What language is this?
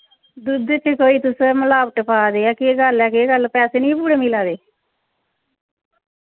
Dogri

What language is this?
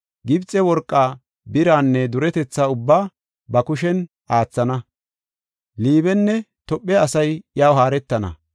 Gofa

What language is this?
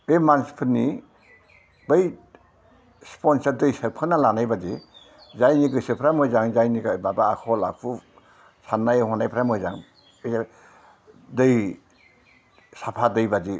Bodo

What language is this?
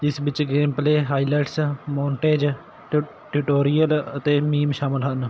Punjabi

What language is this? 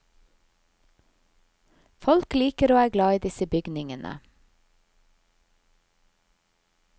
Norwegian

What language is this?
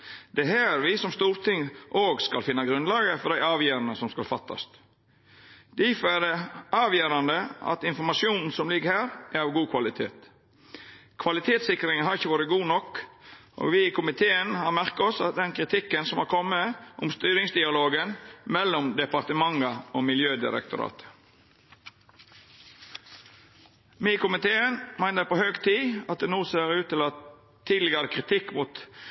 Norwegian Nynorsk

